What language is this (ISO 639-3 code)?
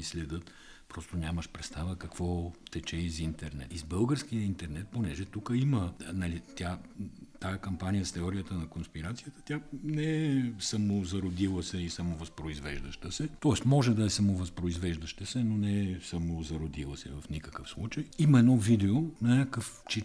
bul